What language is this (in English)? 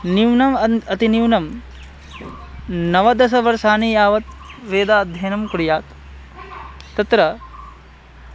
Sanskrit